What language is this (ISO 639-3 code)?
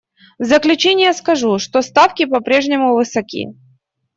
rus